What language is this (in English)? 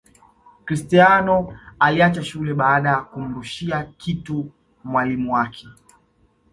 Swahili